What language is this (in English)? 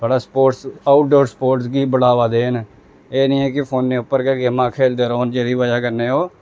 Dogri